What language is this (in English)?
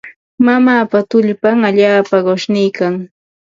Ambo-Pasco Quechua